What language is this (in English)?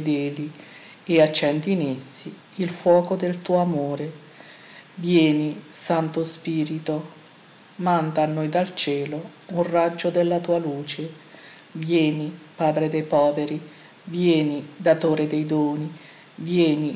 Italian